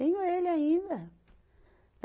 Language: Portuguese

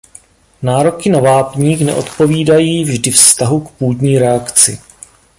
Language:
Czech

